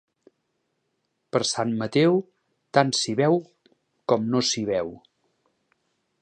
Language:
Catalan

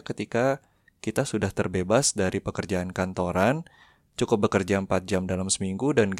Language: Indonesian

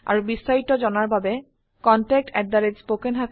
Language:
Assamese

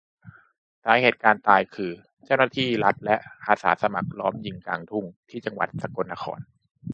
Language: Thai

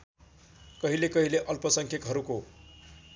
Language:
Nepali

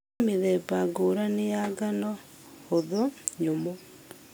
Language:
Kikuyu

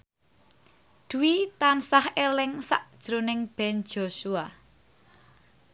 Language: Javanese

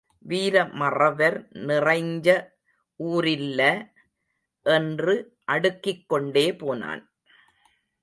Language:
Tamil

